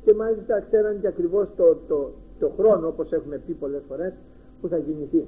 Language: Greek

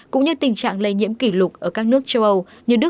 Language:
Vietnamese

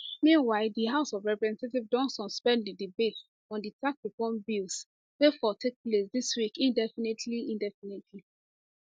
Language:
Nigerian Pidgin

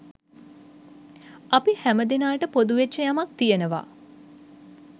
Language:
Sinhala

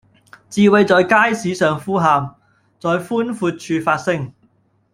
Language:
Cantonese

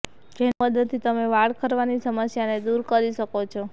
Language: Gujarati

